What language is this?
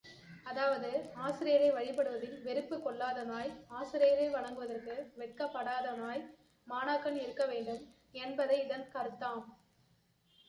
Tamil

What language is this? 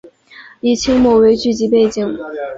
Chinese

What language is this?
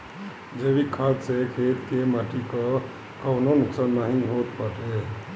Bhojpuri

